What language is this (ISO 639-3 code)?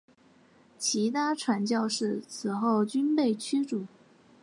zho